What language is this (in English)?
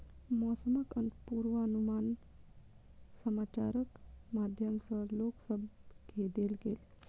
Maithili